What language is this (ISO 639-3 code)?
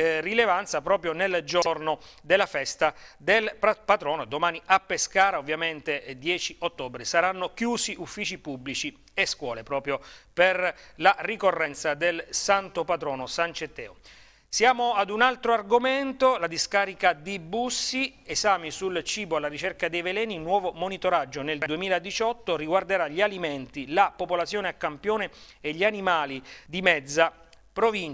ita